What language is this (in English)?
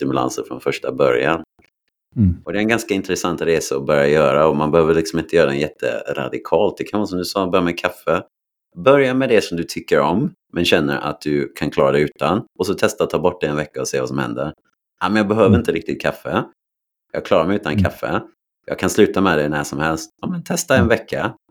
Swedish